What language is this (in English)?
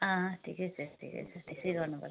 Nepali